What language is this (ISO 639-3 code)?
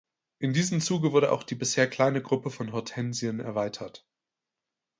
deu